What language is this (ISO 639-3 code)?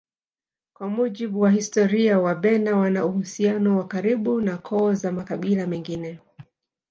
swa